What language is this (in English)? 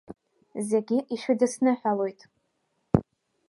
Abkhazian